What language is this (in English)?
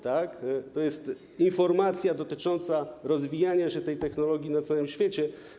Polish